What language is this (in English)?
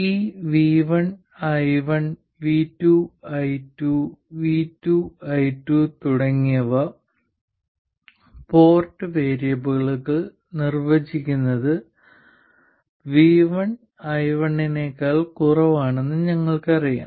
Malayalam